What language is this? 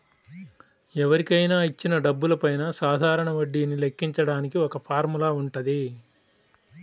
Telugu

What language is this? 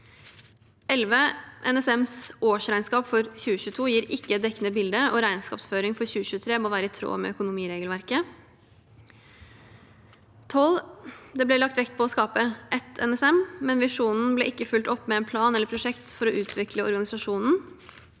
Norwegian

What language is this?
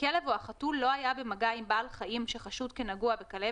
Hebrew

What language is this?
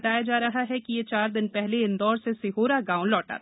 Hindi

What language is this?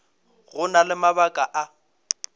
Northern Sotho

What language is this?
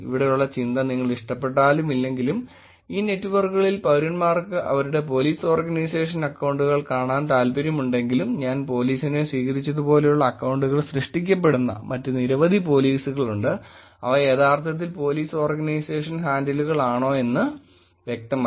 Malayalam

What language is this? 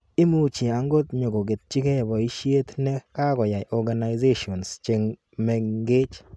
Kalenjin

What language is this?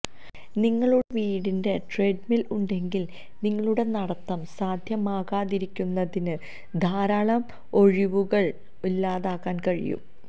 Malayalam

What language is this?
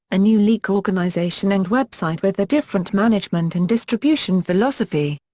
English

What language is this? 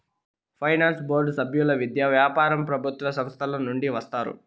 Telugu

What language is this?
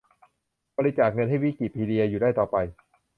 Thai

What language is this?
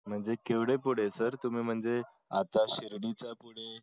Marathi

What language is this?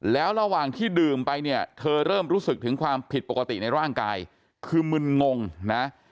Thai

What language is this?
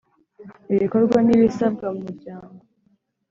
Kinyarwanda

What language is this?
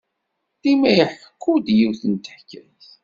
Kabyle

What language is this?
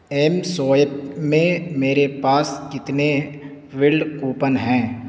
Urdu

